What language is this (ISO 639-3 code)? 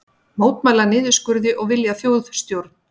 isl